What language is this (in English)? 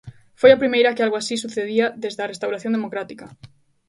Galician